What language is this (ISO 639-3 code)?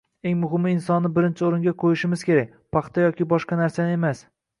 uzb